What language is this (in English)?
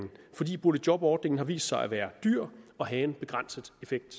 Danish